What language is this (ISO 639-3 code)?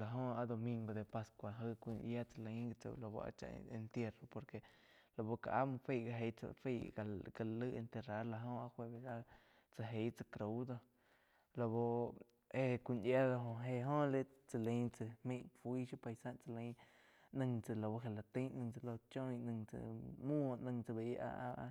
chq